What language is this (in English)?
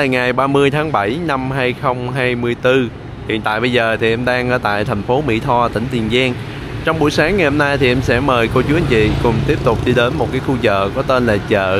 Vietnamese